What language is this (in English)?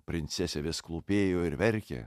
Lithuanian